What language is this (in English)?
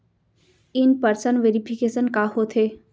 Chhattisgarhi